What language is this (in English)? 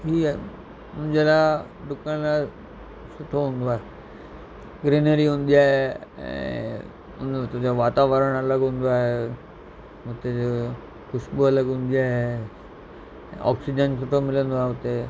Sindhi